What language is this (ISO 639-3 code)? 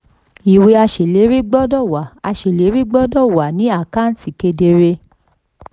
yor